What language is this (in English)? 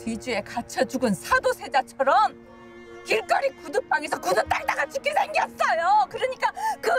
Korean